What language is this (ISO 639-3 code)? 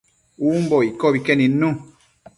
mcf